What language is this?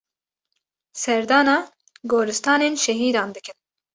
Kurdish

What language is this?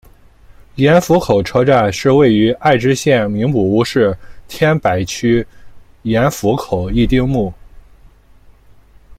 Chinese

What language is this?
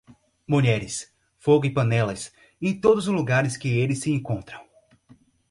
Portuguese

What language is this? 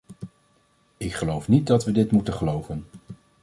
Dutch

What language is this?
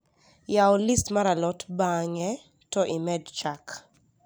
Luo (Kenya and Tanzania)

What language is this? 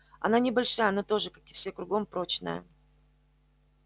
Russian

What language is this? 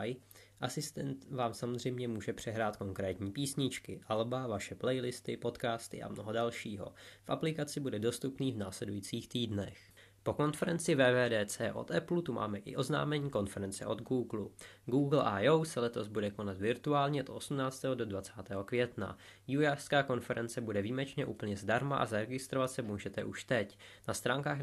Czech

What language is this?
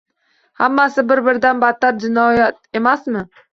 Uzbek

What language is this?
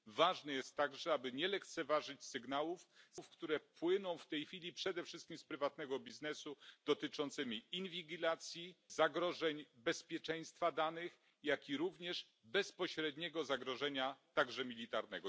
Polish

